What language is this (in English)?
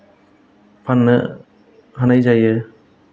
Bodo